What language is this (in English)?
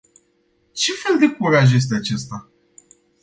Romanian